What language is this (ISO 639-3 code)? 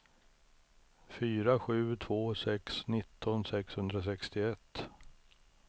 swe